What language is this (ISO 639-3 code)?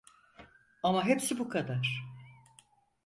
tur